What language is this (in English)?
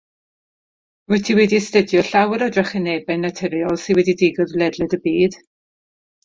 Welsh